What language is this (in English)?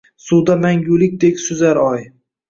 Uzbek